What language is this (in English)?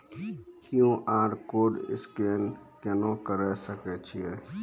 Maithili